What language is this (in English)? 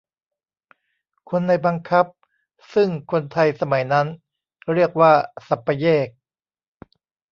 Thai